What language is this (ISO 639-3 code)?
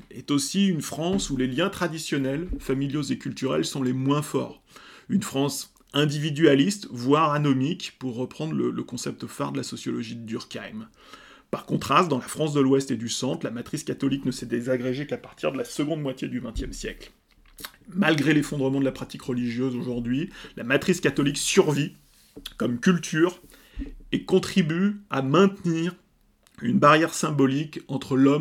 fra